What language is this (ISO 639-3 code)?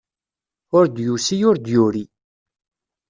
kab